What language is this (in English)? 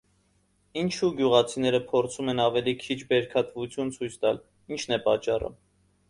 Armenian